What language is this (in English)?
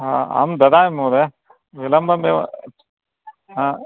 Sanskrit